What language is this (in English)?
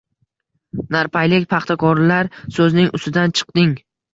Uzbek